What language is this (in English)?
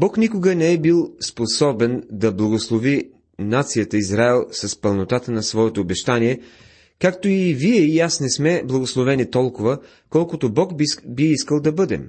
Bulgarian